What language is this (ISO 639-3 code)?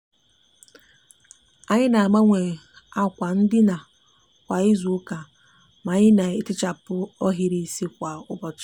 ibo